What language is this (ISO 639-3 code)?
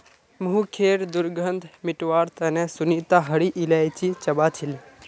mag